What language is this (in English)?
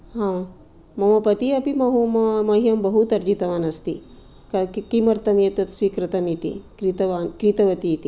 Sanskrit